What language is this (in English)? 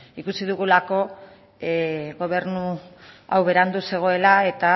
Basque